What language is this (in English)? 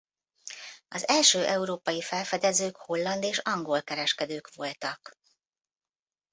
Hungarian